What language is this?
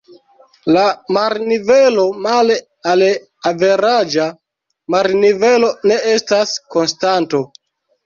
Esperanto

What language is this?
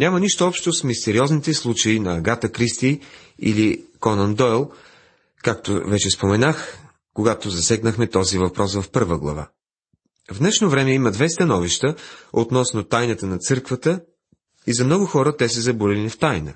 Bulgarian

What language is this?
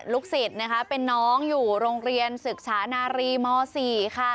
Thai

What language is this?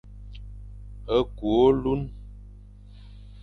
Fang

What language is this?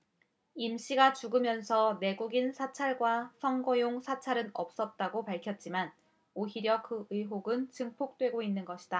Korean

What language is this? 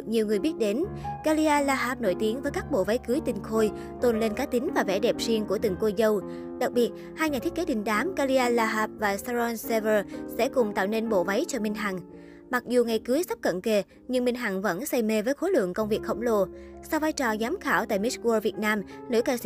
Vietnamese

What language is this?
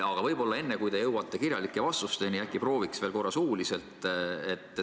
Estonian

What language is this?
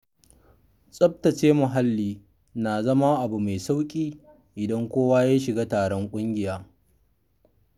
Hausa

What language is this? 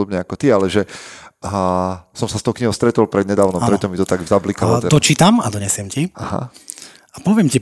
Slovak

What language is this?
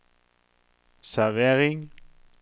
Norwegian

